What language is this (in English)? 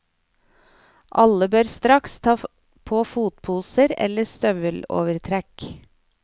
Norwegian